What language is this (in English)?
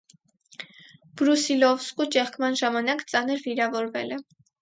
Armenian